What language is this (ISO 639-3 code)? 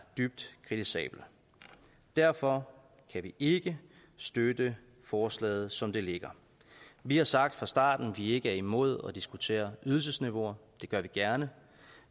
dan